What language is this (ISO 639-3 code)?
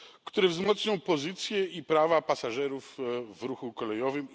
pol